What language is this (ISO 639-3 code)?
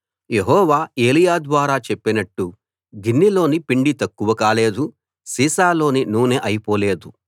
tel